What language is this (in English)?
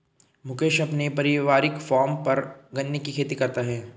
Hindi